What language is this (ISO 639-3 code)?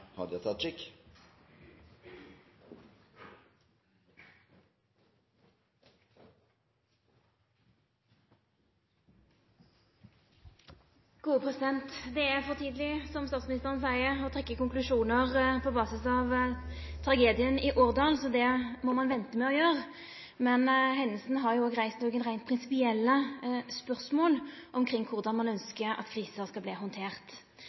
nno